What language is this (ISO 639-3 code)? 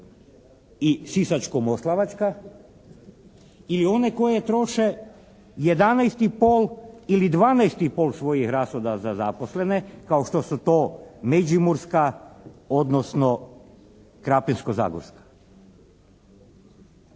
hrv